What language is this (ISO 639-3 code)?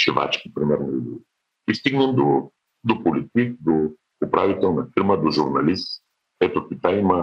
bul